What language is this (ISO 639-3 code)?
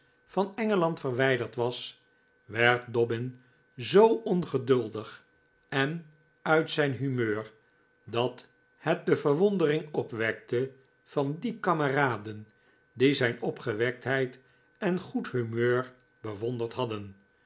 nld